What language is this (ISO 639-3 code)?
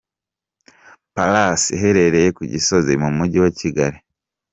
kin